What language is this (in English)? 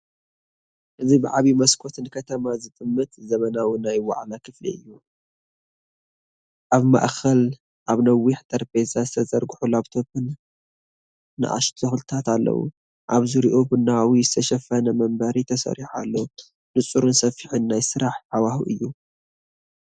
Tigrinya